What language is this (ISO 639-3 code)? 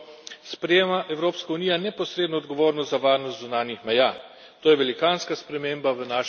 slv